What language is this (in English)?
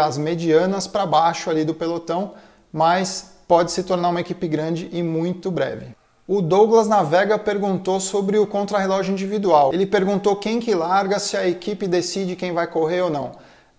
Portuguese